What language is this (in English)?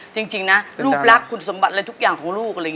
Thai